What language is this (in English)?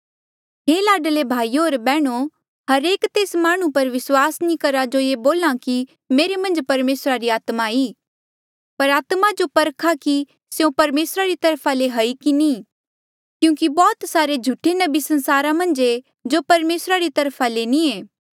Mandeali